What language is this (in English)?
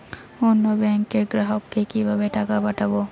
Bangla